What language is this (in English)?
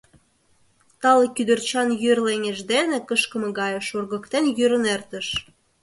Mari